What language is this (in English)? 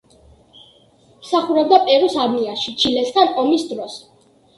Georgian